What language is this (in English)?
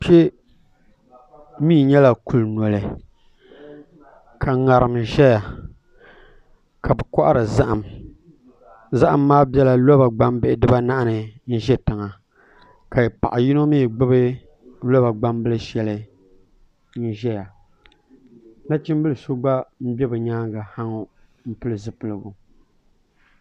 Dagbani